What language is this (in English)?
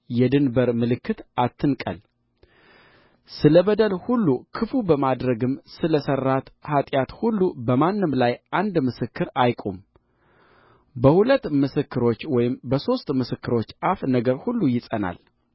Amharic